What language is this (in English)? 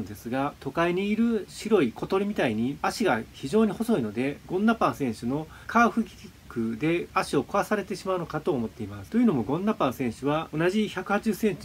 Japanese